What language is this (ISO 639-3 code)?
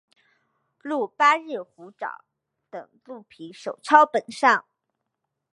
zho